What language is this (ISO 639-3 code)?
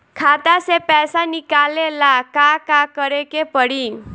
bho